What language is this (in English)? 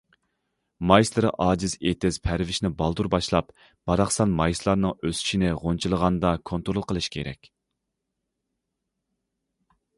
Uyghur